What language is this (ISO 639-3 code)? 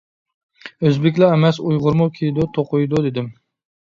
uig